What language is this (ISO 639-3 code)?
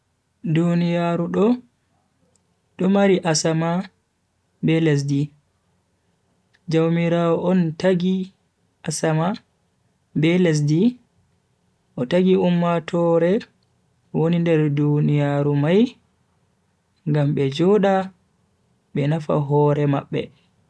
fui